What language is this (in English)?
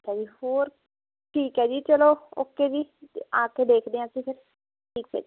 Punjabi